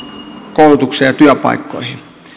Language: Finnish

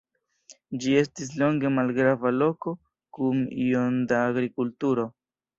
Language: Esperanto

